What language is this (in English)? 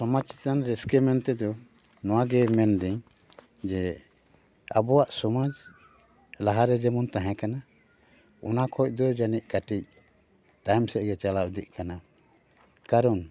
Santali